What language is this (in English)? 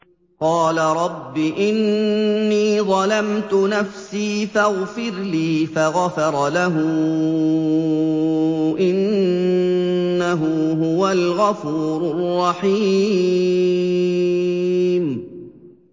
Arabic